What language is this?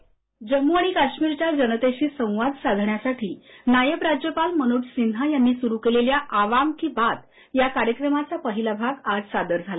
Marathi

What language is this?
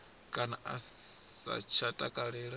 Venda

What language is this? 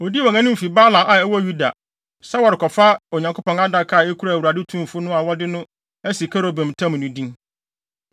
Akan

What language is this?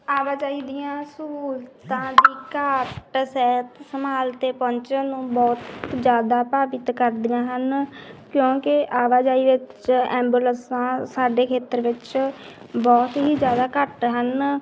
Punjabi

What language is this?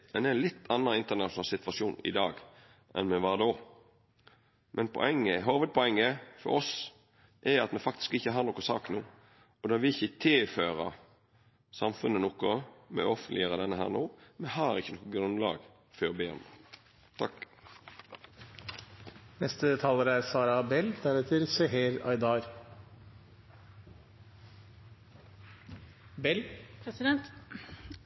Norwegian Nynorsk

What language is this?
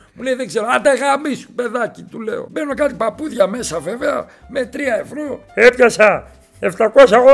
Greek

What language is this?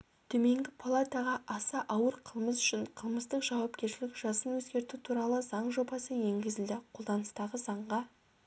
Kazakh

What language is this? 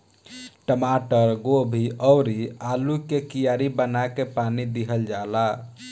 Bhojpuri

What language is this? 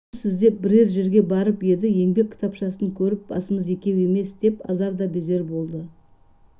Kazakh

